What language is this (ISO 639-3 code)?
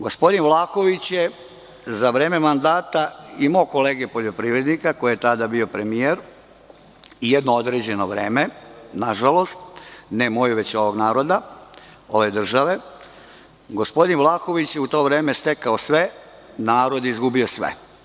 srp